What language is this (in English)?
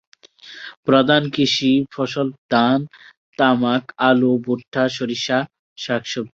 Bangla